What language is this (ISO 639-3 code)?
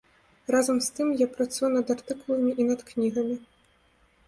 bel